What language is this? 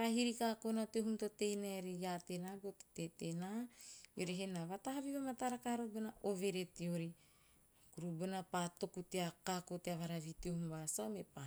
Teop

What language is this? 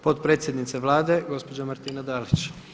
Croatian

